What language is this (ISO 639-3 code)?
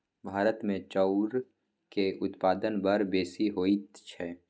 mai